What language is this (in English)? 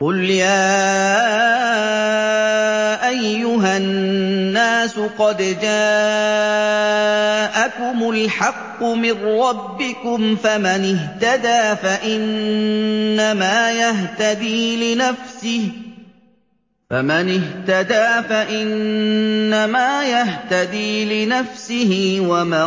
Arabic